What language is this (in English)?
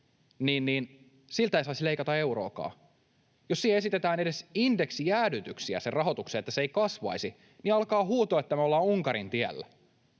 Finnish